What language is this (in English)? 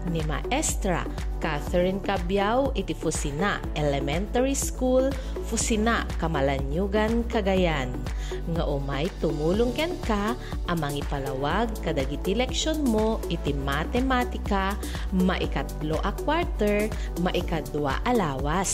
Filipino